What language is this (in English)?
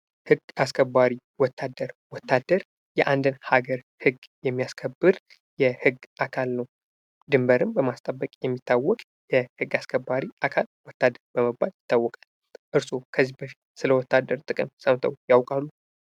Amharic